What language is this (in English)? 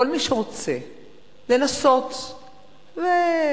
Hebrew